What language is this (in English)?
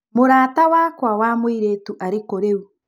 Kikuyu